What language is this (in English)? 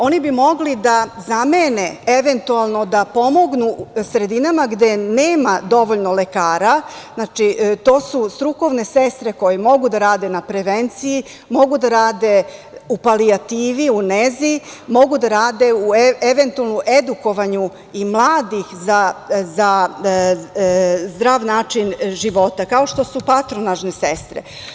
Serbian